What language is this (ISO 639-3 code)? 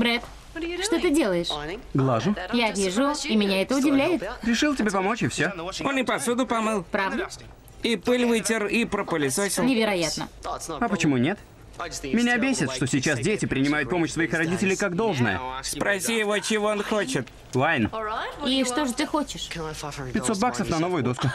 rus